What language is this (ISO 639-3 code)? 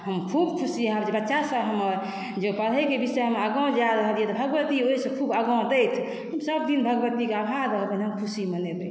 mai